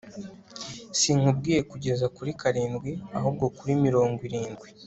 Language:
Kinyarwanda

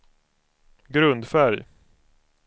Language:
Swedish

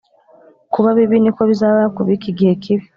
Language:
Kinyarwanda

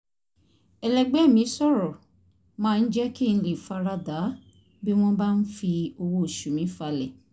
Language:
Yoruba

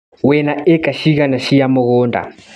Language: Kikuyu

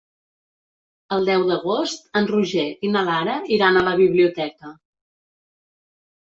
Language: Catalan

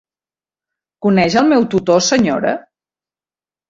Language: Catalan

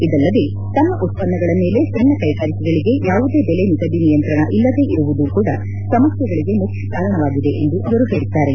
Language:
Kannada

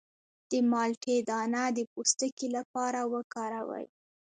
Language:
Pashto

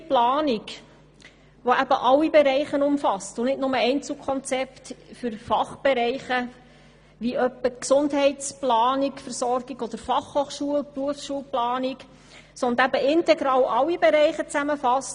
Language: Swiss German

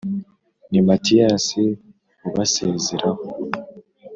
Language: Kinyarwanda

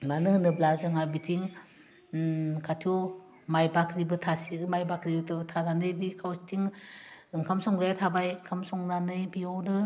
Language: Bodo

